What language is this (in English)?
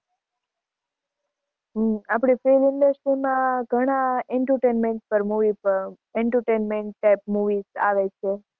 Gujarati